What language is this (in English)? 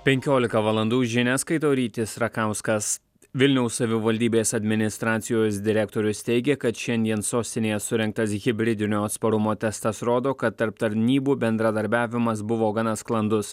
Lithuanian